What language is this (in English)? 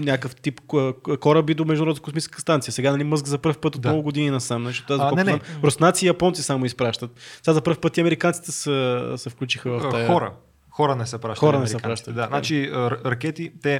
Bulgarian